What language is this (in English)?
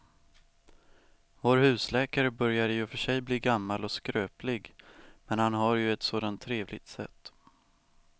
Swedish